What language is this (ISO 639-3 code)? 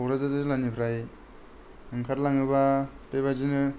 brx